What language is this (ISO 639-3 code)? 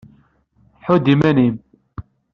kab